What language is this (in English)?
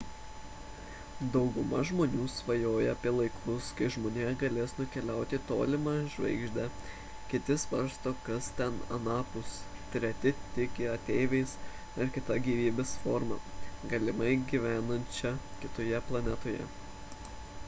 Lithuanian